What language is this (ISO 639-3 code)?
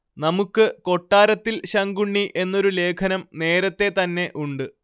mal